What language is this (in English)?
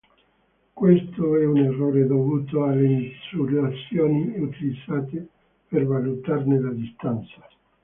Italian